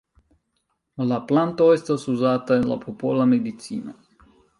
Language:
Esperanto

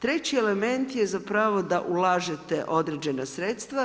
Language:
Croatian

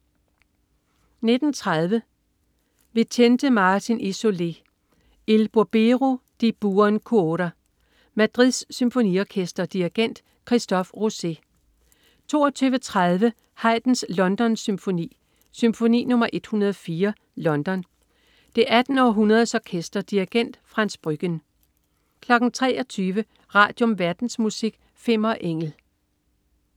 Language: Danish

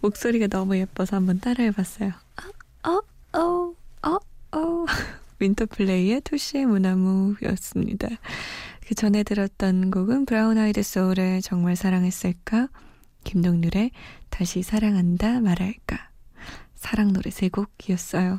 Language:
Korean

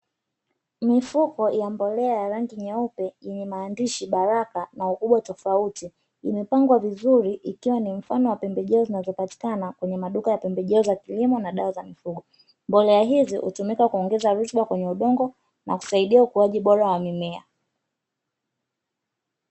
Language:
Swahili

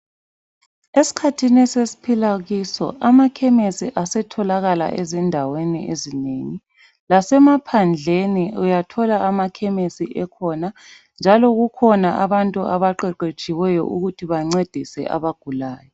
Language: North Ndebele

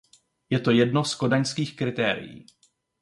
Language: Czech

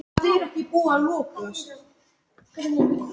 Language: Icelandic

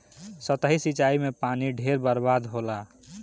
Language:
Bhojpuri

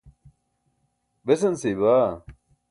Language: Burushaski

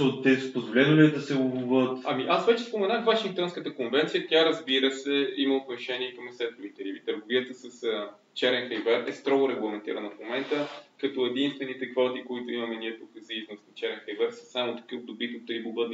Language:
Bulgarian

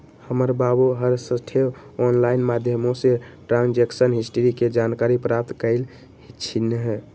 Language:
Magahi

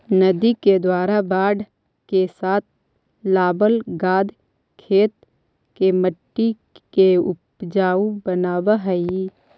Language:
Magahi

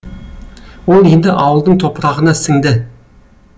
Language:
Kazakh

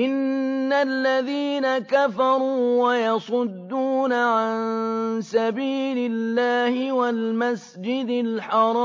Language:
Arabic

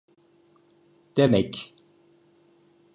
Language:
Turkish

